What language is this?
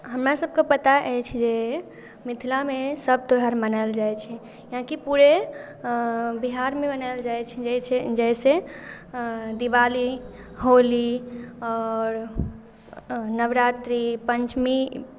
Maithili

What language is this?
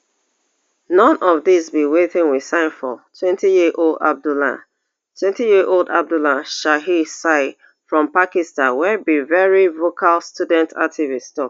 Nigerian Pidgin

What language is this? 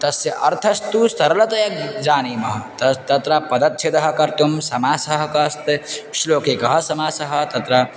Sanskrit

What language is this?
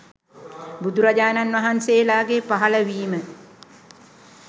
Sinhala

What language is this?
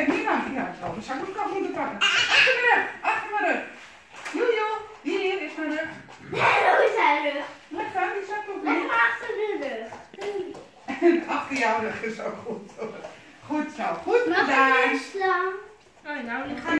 Dutch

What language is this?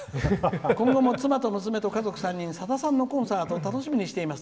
Japanese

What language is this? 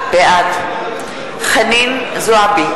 Hebrew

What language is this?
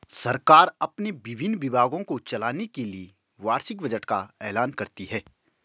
Hindi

